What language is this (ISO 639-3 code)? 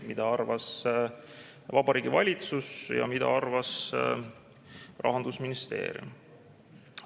est